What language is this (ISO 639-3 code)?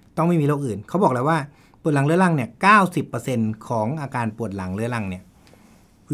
tha